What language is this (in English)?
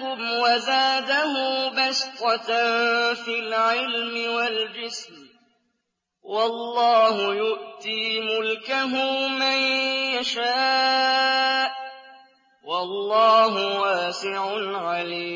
Arabic